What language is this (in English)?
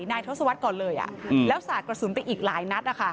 Thai